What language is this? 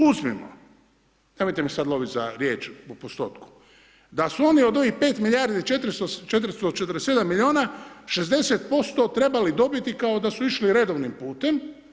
Croatian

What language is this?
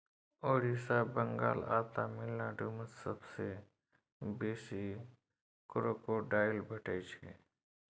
Maithili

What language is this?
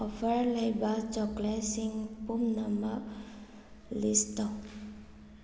Manipuri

